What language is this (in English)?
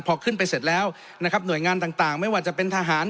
Thai